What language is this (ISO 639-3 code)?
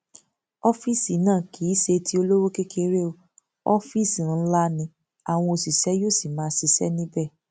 yor